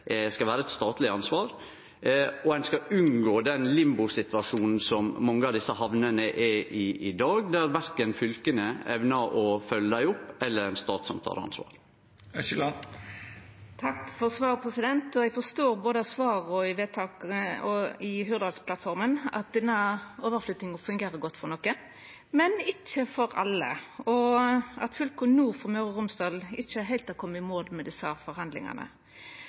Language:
Norwegian Nynorsk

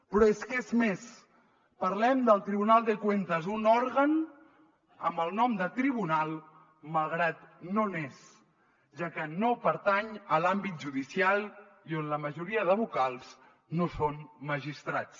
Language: Catalan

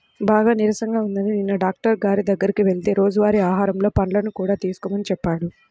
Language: Telugu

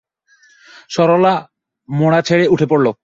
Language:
Bangla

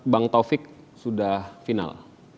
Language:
Indonesian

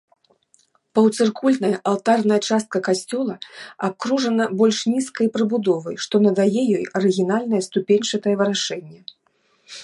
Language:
Belarusian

